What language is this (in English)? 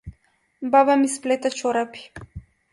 Macedonian